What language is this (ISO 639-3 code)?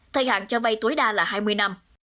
vie